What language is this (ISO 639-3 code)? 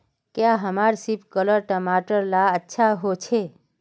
mag